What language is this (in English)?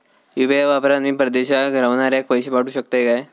Marathi